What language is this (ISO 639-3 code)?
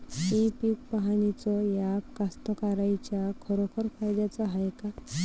mar